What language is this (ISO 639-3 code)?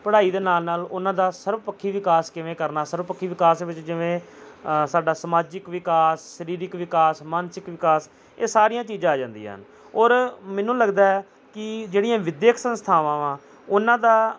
pan